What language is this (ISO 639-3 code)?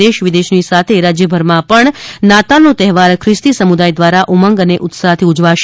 guj